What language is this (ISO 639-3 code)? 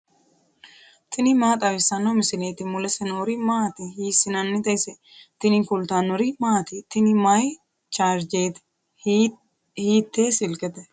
sid